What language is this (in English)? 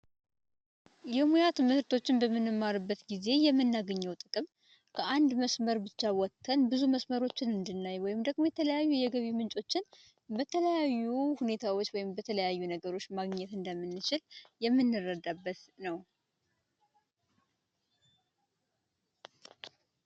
Amharic